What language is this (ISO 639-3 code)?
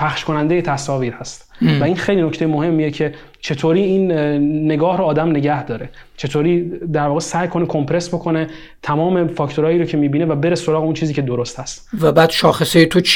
fas